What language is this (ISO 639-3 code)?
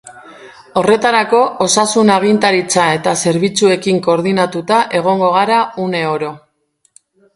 eus